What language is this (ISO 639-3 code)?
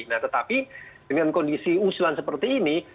ind